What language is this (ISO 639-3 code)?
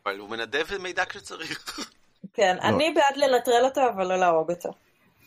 heb